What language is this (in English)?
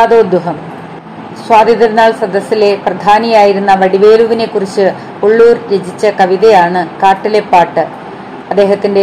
Malayalam